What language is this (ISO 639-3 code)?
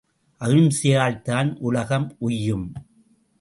tam